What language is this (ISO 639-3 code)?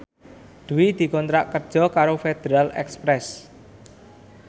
jav